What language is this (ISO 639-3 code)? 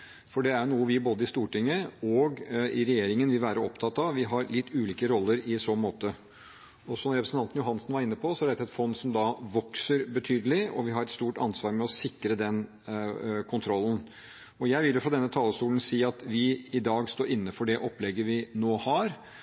nob